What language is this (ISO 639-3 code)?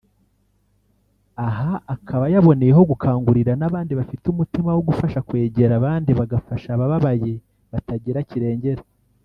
kin